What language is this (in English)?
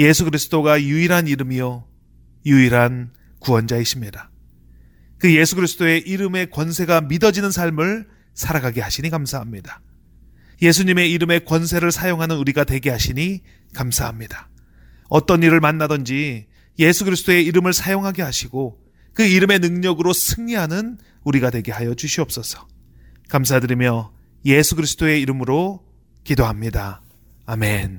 Korean